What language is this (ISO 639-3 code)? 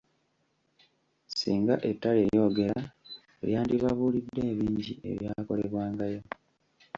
lug